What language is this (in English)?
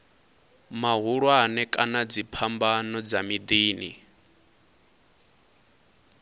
Venda